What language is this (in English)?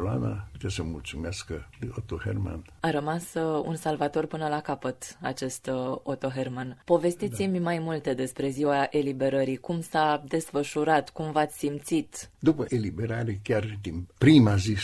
Romanian